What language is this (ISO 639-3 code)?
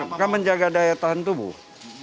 ind